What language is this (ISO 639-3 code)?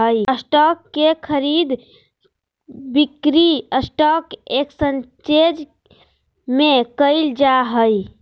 mag